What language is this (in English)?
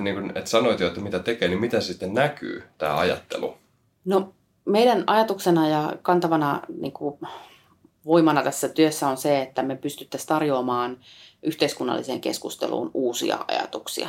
Finnish